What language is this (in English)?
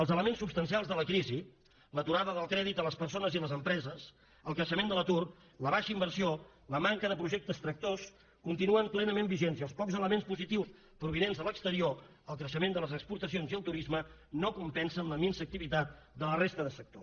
Catalan